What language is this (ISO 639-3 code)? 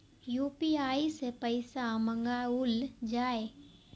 mai